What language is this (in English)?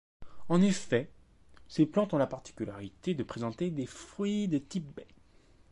French